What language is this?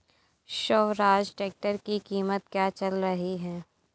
Hindi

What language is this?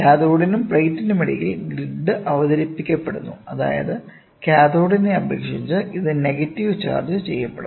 Malayalam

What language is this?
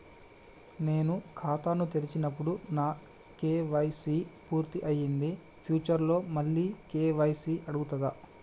Telugu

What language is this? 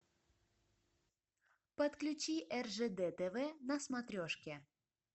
Russian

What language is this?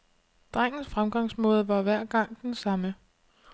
Danish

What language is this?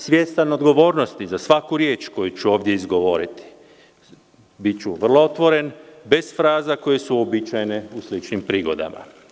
Serbian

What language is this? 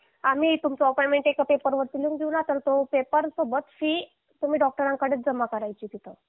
Marathi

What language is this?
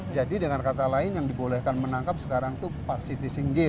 Indonesian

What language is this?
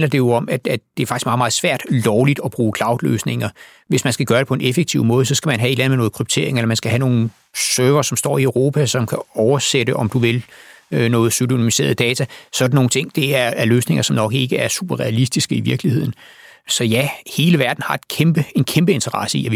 Danish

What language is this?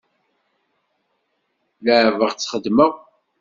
Kabyle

